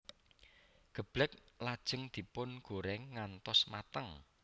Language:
Javanese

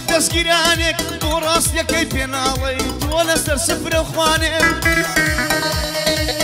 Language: Arabic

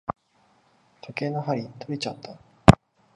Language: Japanese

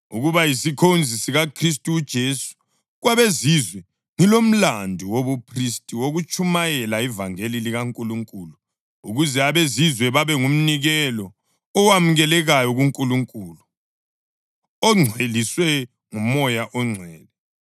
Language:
North Ndebele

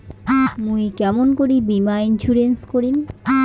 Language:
Bangla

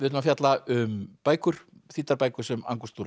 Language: Icelandic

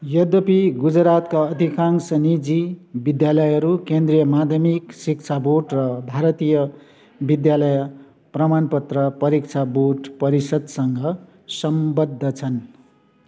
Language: Nepali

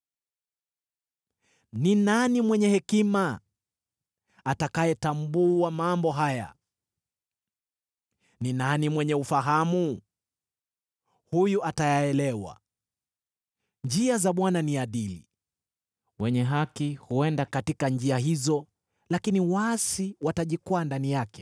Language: Swahili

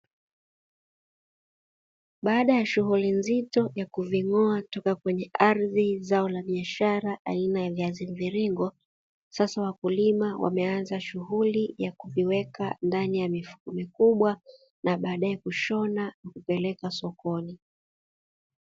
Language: Swahili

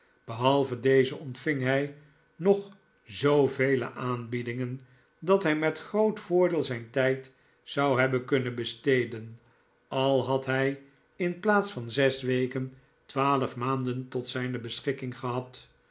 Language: Dutch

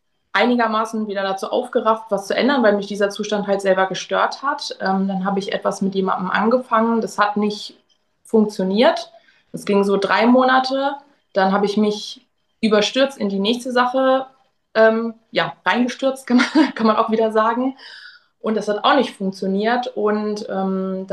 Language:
German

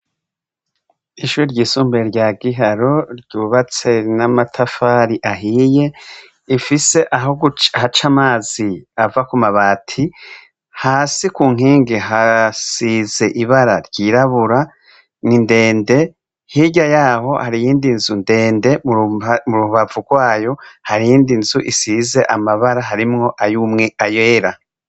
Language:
Rundi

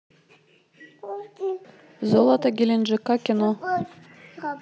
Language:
Russian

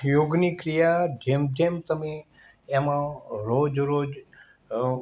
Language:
Gujarati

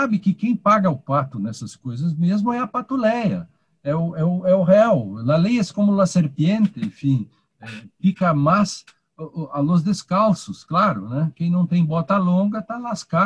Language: Portuguese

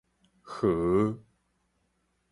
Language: Min Nan Chinese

